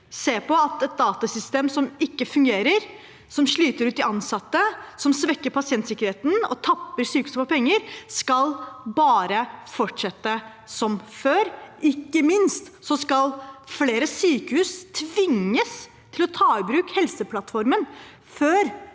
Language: Norwegian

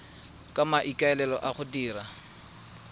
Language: Tswana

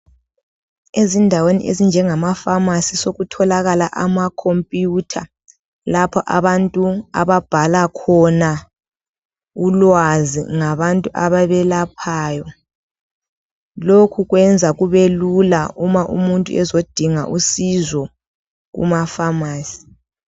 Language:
North Ndebele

